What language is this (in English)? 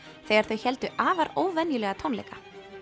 Icelandic